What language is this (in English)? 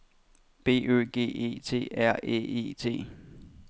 Danish